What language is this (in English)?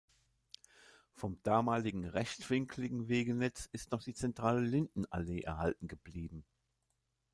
German